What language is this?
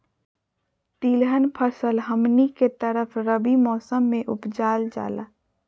Magahi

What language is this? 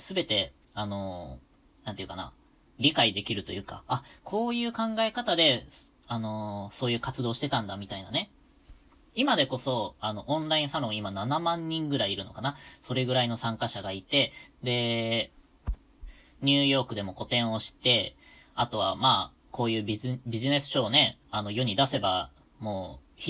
Japanese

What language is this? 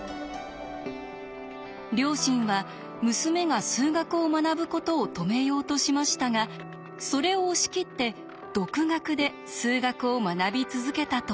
Japanese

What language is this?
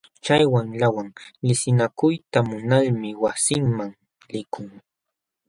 Jauja Wanca Quechua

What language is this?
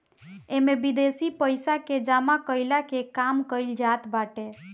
Bhojpuri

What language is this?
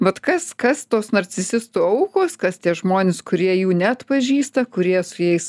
Lithuanian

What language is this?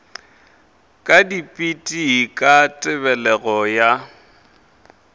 Northern Sotho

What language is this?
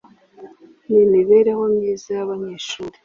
Kinyarwanda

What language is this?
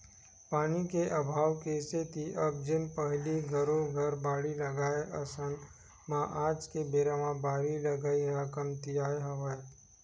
Chhattisgarhi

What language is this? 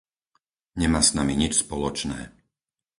Slovak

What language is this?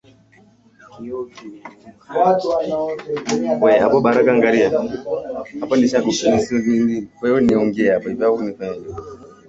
Swahili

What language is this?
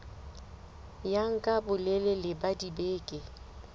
Southern Sotho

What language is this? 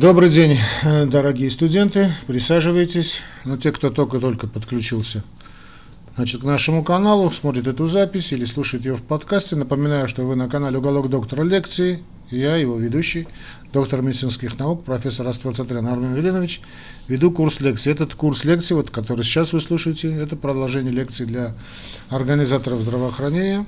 Russian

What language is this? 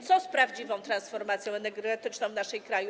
Polish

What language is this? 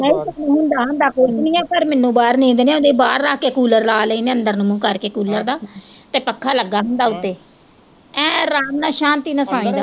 Punjabi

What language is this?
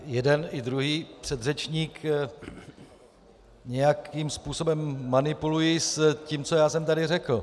Czech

